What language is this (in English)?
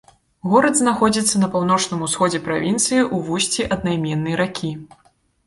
Belarusian